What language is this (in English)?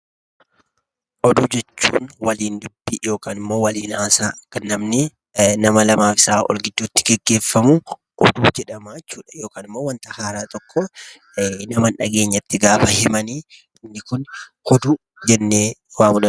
Oromo